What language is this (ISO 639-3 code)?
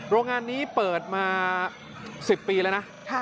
tha